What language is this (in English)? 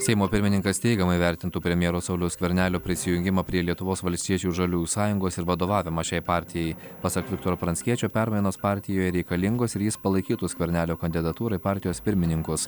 Lithuanian